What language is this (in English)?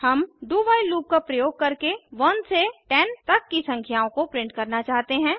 Hindi